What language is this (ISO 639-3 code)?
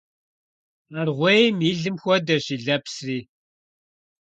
kbd